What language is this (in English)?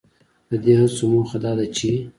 Pashto